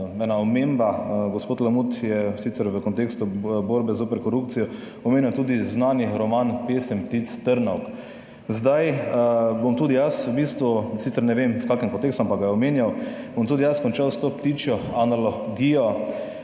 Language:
Slovenian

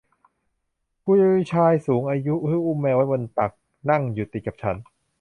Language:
Thai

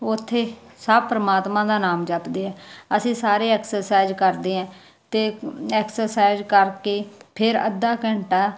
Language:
Punjabi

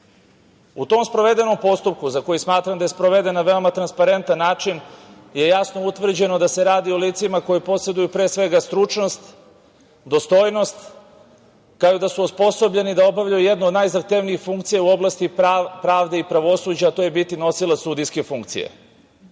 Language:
Serbian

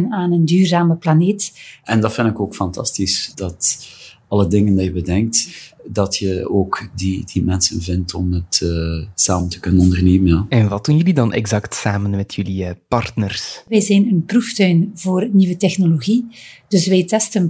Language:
Dutch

